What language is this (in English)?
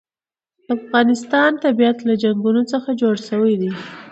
Pashto